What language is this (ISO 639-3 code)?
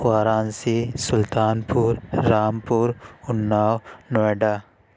urd